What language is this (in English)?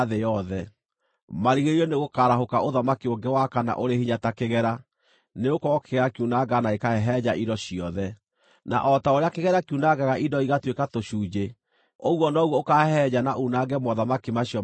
Kikuyu